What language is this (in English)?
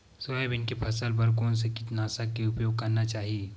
Chhattisgarhi